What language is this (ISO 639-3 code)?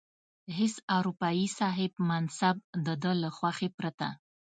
pus